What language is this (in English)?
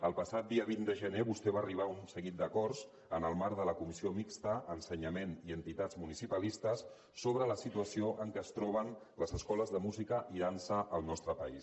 Catalan